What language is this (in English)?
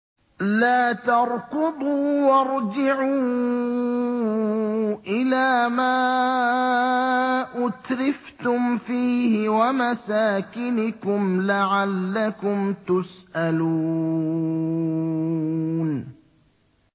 Arabic